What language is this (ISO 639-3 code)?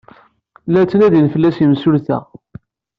kab